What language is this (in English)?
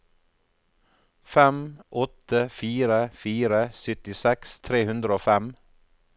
Norwegian